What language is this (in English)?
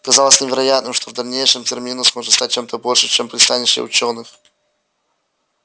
Russian